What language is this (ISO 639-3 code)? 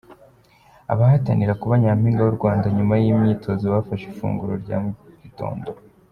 kin